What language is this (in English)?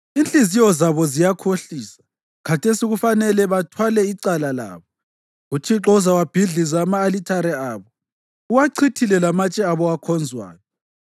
North Ndebele